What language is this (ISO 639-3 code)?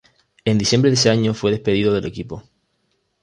spa